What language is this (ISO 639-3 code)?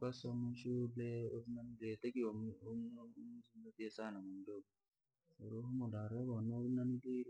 lag